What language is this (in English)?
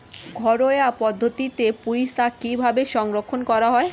Bangla